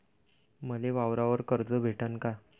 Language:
Marathi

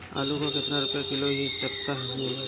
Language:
Bhojpuri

